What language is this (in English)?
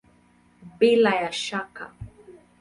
Swahili